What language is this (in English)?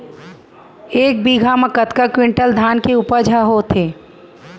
Chhattisgarhi